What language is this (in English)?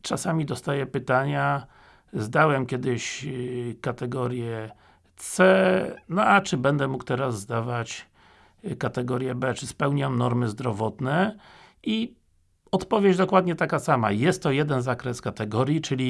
Polish